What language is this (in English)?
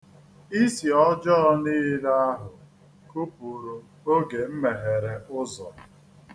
Igbo